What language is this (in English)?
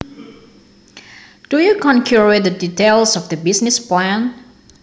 Javanese